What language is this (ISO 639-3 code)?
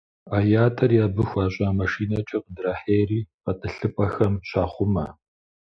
kbd